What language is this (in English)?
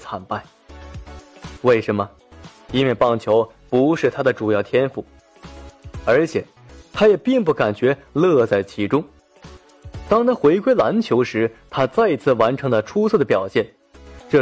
Chinese